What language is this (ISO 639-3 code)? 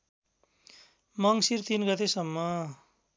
nep